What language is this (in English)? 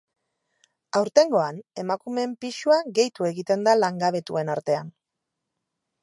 Basque